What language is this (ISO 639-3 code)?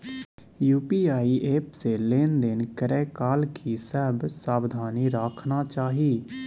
mai